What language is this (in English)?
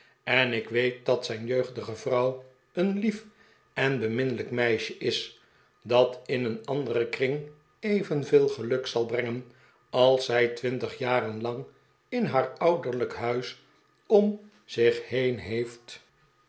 Dutch